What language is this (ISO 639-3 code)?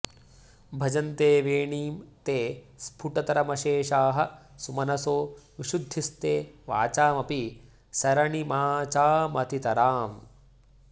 san